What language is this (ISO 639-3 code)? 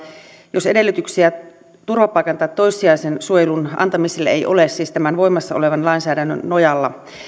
fin